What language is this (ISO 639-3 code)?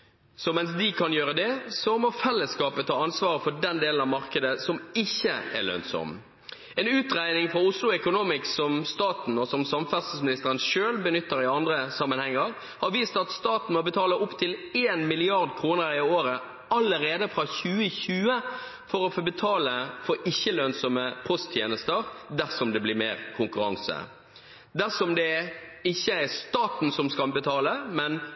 nob